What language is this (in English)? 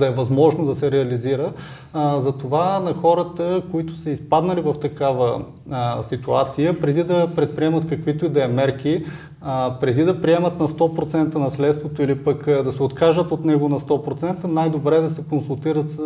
Bulgarian